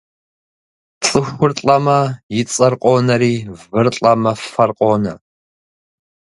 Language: Kabardian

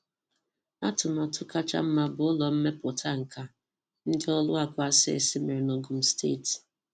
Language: Igbo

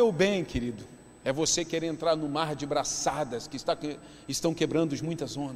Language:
Portuguese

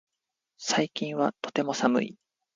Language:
Japanese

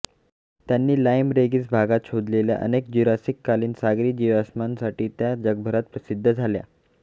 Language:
Marathi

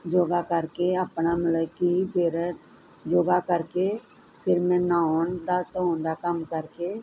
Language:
Punjabi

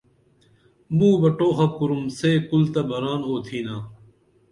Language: Dameli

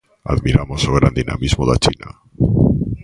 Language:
Galician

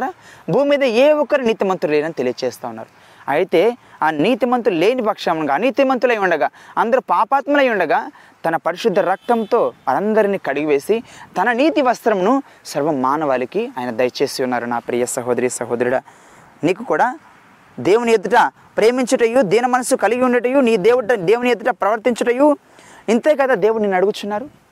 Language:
Telugu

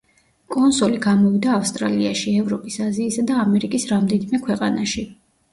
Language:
Georgian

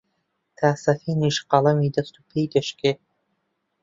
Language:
Central Kurdish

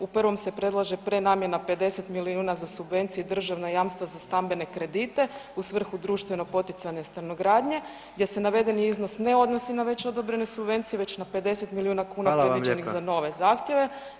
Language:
Croatian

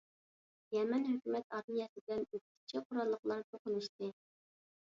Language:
Uyghur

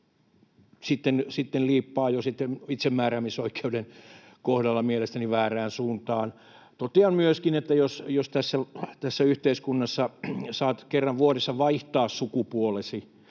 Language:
Finnish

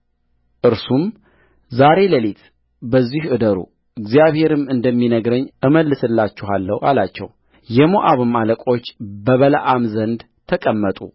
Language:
Amharic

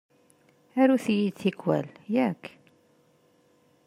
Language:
Kabyle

